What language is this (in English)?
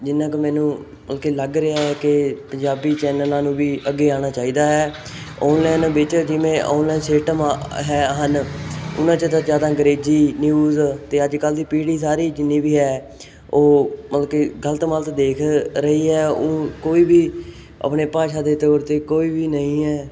Punjabi